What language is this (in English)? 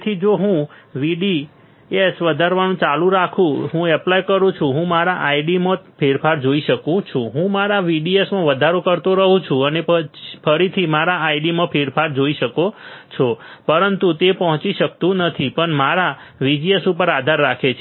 Gujarati